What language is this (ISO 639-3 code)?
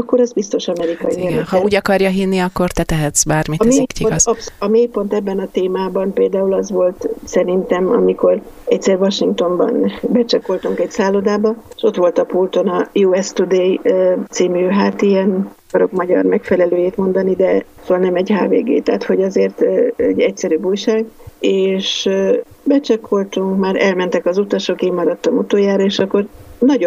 hun